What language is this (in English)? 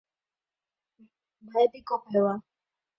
Guarani